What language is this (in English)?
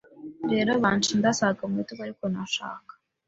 Kinyarwanda